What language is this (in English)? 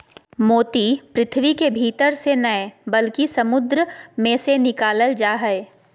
Magahi